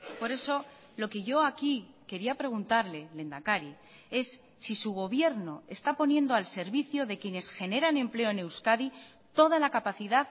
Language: Spanish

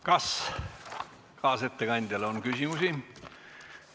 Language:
Estonian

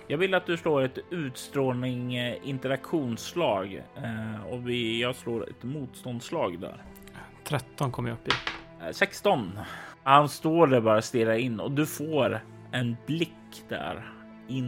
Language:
Swedish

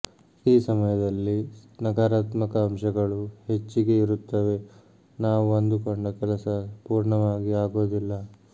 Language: Kannada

